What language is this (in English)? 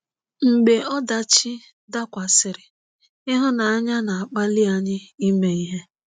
Igbo